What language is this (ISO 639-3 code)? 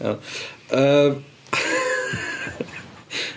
cym